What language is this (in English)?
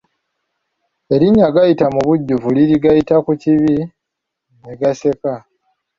Ganda